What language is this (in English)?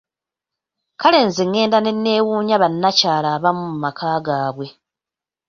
Ganda